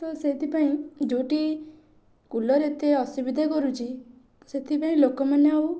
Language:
Odia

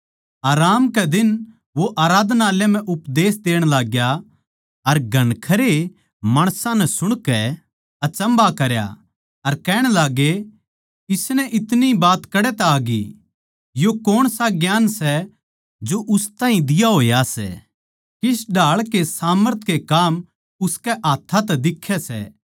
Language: Haryanvi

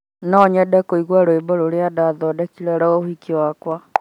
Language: Kikuyu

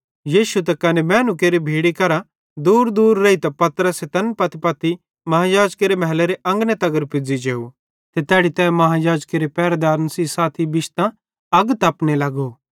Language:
Bhadrawahi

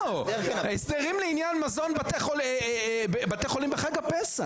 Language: Hebrew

